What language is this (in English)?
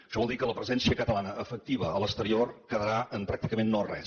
Catalan